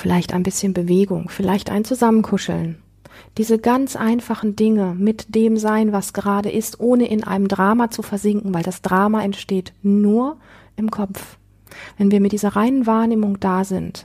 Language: German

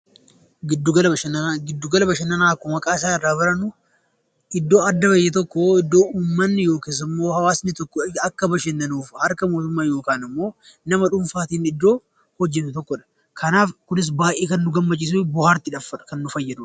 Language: Oromo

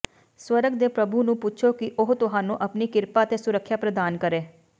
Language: Punjabi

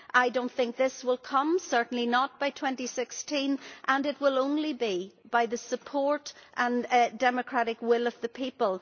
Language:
English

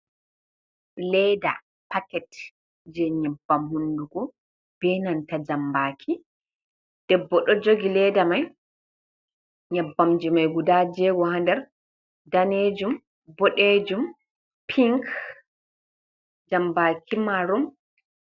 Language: Fula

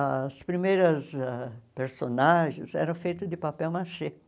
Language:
Portuguese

